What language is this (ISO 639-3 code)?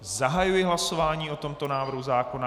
ces